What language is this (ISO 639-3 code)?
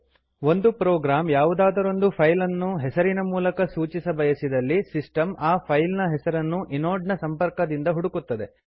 kan